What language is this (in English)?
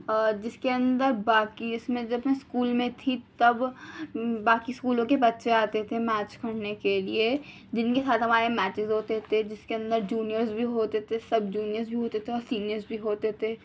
Urdu